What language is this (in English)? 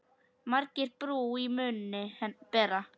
Icelandic